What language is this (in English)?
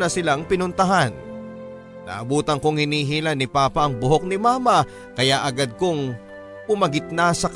Filipino